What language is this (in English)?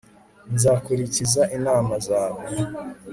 Kinyarwanda